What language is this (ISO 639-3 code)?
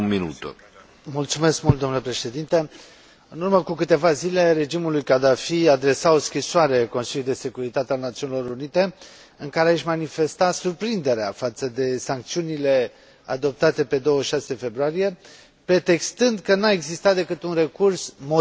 ron